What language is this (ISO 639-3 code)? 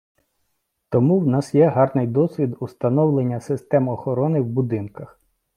ukr